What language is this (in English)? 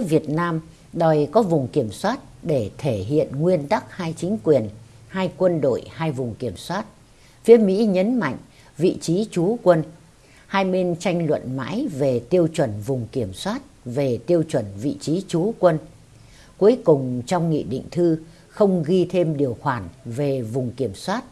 Vietnamese